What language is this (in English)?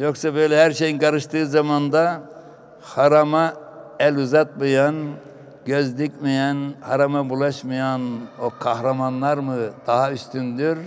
Turkish